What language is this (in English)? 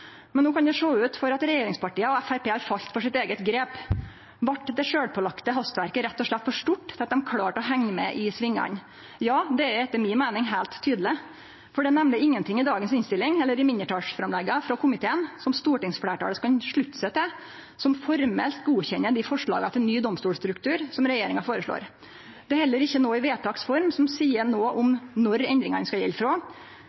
Norwegian Nynorsk